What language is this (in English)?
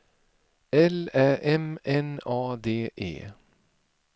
Swedish